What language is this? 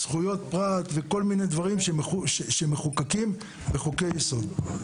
Hebrew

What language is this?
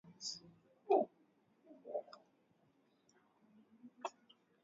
Swahili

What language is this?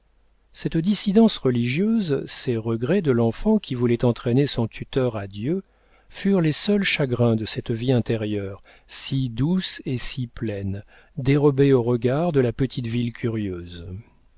French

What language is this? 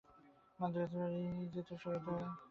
Bangla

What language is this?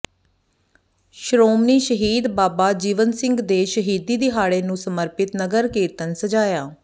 Punjabi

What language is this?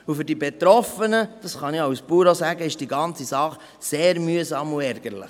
Swiss German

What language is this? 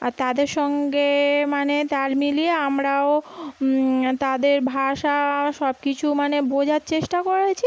Bangla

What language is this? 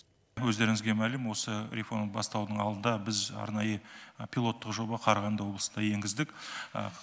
Kazakh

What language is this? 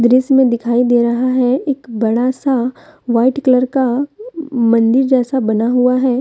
Hindi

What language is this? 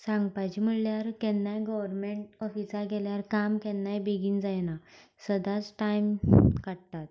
Konkani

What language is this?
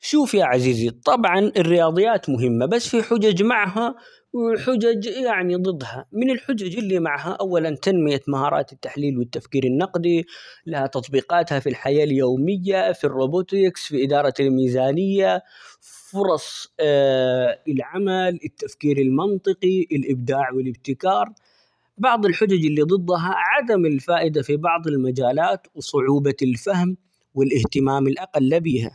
Omani Arabic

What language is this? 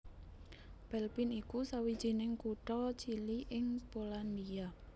Javanese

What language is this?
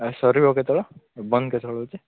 Odia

